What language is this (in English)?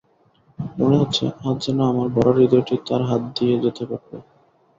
Bangla